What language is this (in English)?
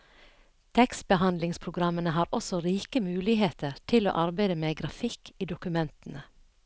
Norwegian